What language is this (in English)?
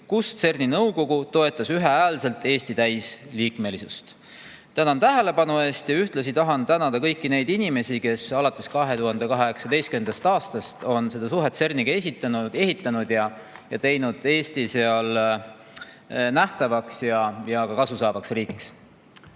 Estonian